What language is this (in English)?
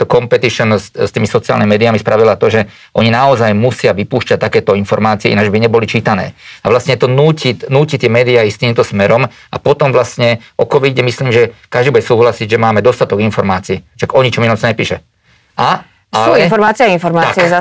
Slovak